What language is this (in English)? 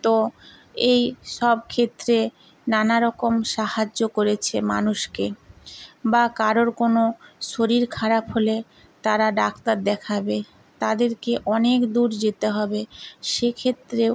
Bangla